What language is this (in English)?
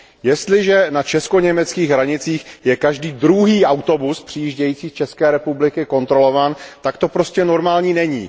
Czech